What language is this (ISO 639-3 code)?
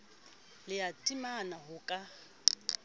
sot